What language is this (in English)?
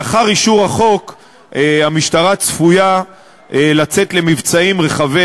Hebrew